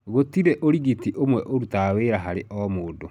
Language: Kikuyu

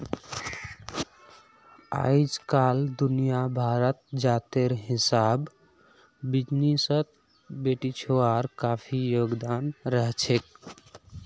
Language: Magahi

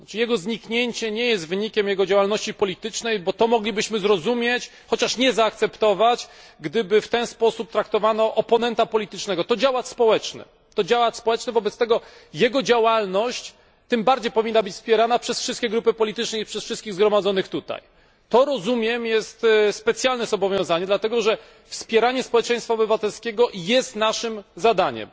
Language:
Polish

